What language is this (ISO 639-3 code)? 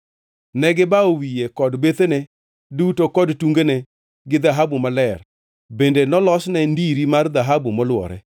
luo